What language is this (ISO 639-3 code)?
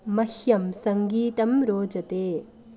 san